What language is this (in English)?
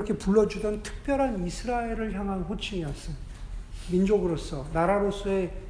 Korean